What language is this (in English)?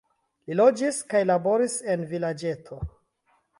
Esperanto